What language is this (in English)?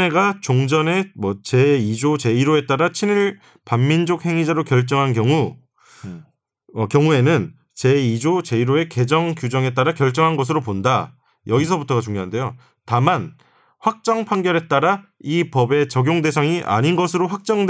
Korean